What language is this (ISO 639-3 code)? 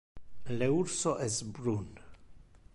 ina